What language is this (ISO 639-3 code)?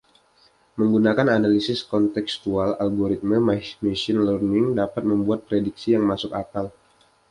ind